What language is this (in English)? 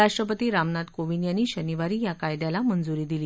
Marathi